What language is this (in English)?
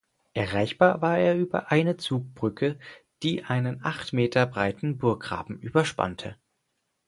German